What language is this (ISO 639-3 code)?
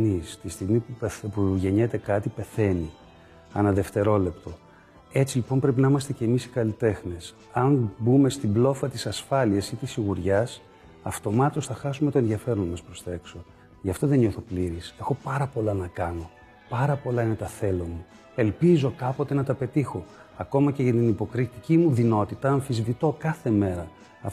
ell